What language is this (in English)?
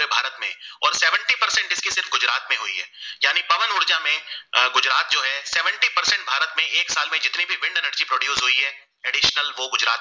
Gujarati